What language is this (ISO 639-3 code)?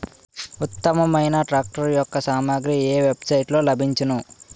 tel